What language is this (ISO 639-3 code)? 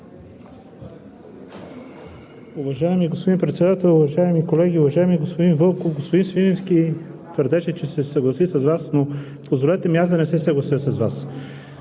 bul